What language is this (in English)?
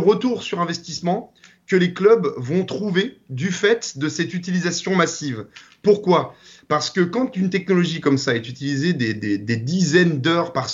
French